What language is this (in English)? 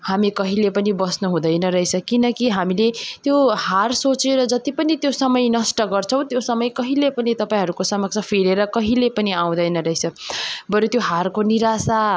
Nepali